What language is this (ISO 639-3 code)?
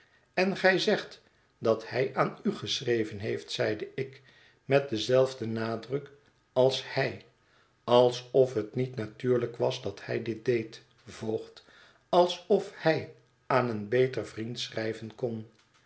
nld